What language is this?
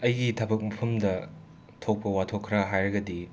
Manipuri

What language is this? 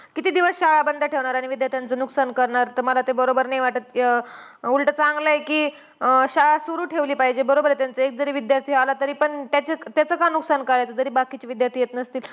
Marathi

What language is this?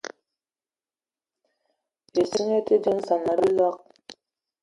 Eton (Cameroon)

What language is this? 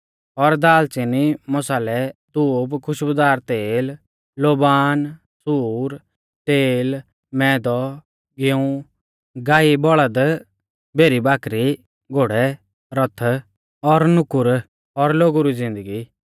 Mahasu Pahari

